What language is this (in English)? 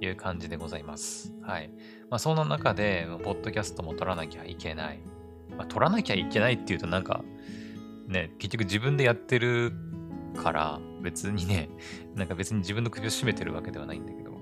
Japanese